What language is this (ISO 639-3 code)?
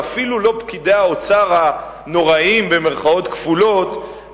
heb